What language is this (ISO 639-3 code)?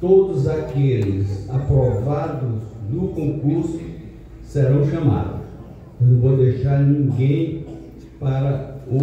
por